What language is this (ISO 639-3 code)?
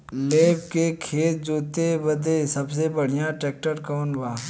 bho